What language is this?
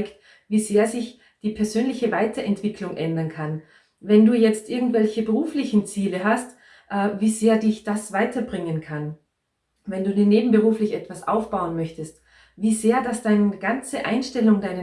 German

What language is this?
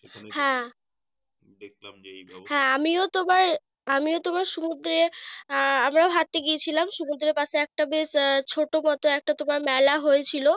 Bangla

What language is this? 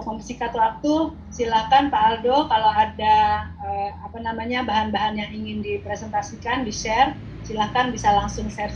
Indonesian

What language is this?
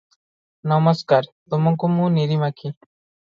Odia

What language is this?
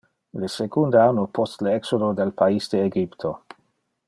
Interlingua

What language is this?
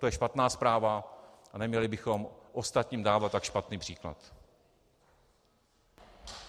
Czech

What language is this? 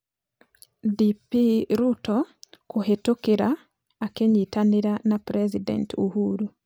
Kikuyu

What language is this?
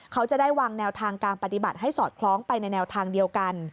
Thai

